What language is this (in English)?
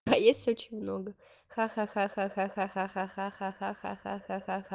Russian